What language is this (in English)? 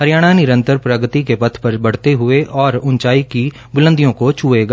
Hindi